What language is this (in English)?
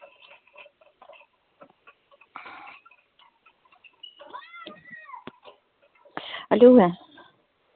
Russian